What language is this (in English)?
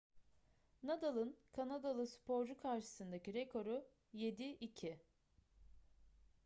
Turkish